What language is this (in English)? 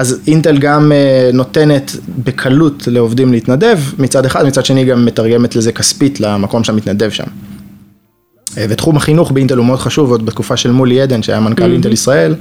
Hebrew